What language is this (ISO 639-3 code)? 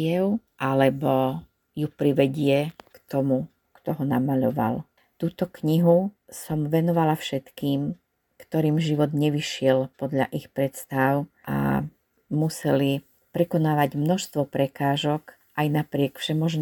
slk